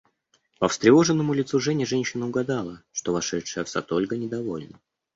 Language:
Russian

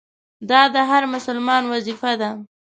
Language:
Pashto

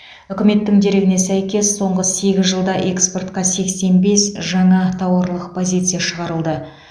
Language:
Kazakh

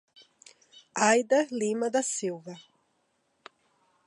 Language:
Portuguese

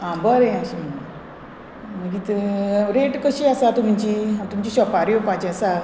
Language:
Konkani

